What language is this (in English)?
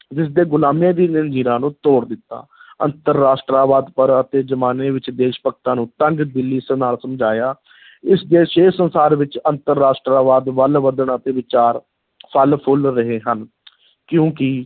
Punjabi